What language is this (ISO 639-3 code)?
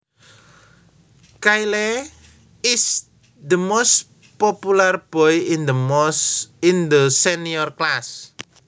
jav